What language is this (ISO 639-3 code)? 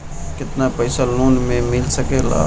bho